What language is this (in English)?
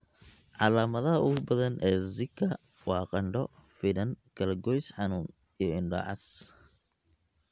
Somali